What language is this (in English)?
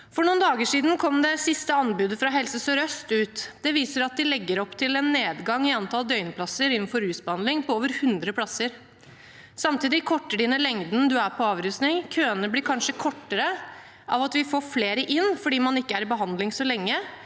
Norwegian